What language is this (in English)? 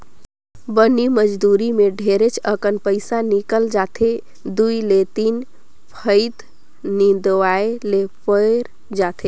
Chhattisgarhi